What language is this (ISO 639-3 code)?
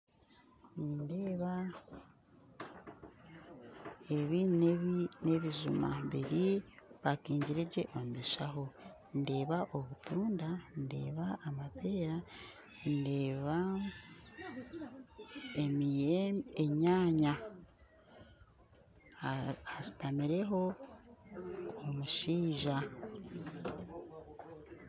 nyn